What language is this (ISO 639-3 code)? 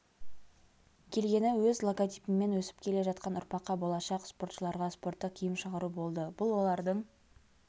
kaz